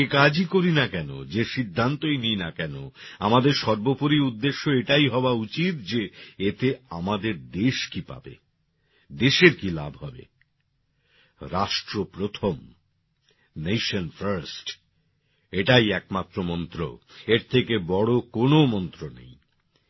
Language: Bangla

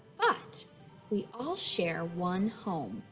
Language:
English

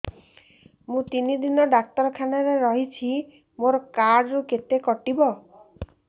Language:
Odia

